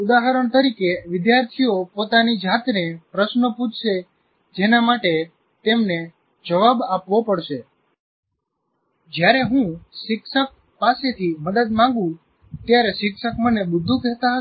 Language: Gujarati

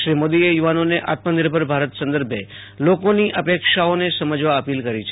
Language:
Gujarati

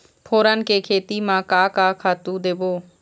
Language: Chhattisgarhi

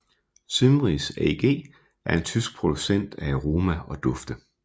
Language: Danish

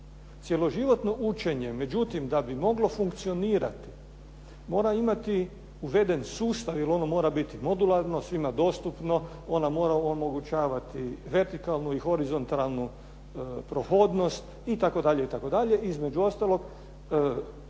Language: Croatian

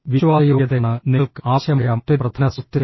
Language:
Malayalam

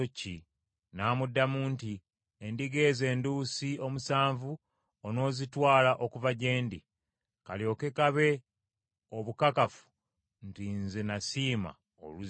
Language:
Ganda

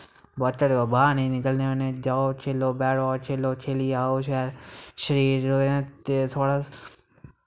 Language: Dogri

